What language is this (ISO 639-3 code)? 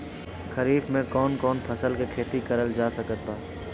bho